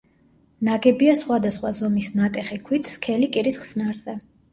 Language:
Georgian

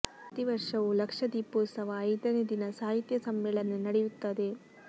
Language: Kannada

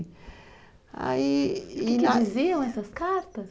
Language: Portuguese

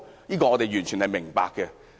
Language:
Cantonese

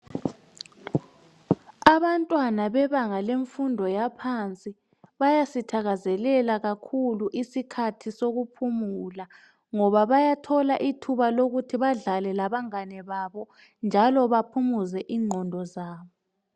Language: North Ndebele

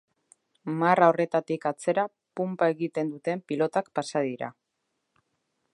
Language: Basque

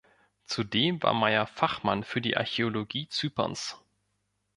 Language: German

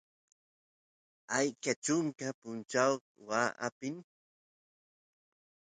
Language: Santiago del Estero Quichua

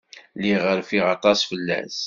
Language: Kabyle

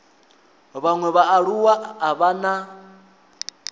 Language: Venda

